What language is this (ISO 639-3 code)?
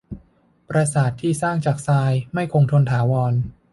tha